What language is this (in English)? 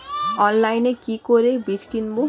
Bangla